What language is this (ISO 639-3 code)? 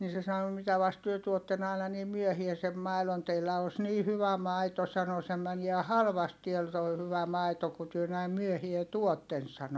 fin